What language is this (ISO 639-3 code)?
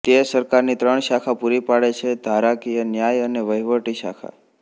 guj